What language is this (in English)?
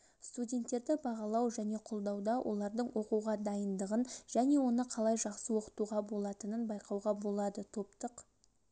Kazakh